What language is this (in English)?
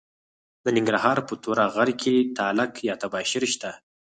Pashto